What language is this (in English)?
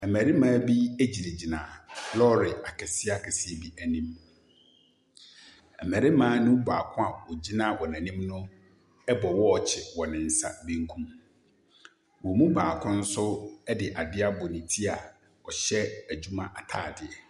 Akan